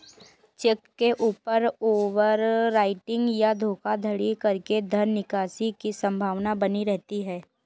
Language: Hindi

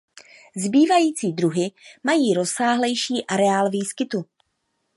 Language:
Czech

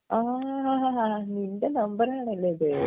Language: Malayalam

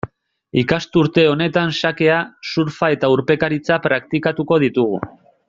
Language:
Basque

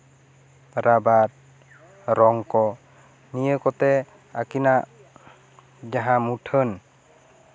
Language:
Santali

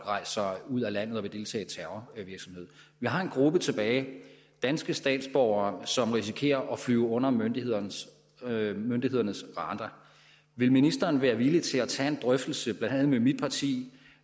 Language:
Danish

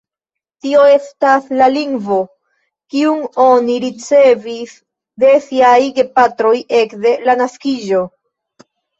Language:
Esperanto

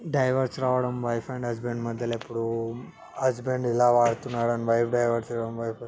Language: Telugu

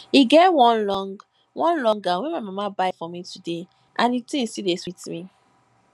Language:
Nigerian Pidgin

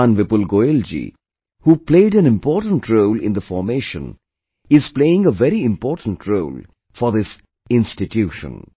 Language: English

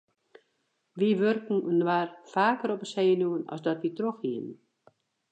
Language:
Western Frisian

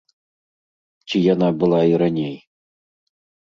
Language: Belarusian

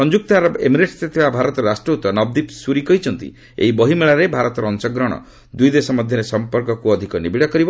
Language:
Odia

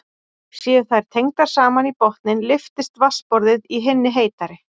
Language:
Icelandic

